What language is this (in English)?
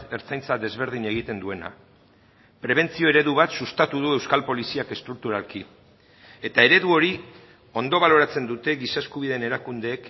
Basque